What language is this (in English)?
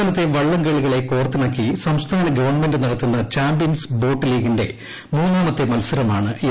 Malayalam